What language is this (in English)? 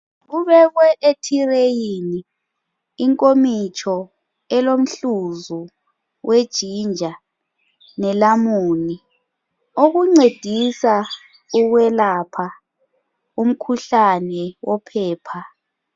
North Ndebele